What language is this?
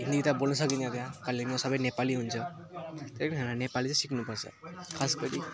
Nepali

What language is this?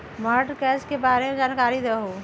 Magahi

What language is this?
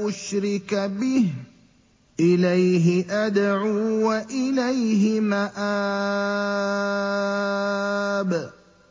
Arabic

